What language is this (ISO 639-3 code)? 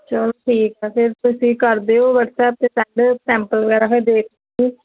pan